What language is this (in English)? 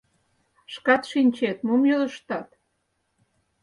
Mari